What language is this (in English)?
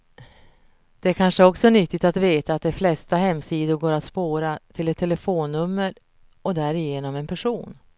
Swedish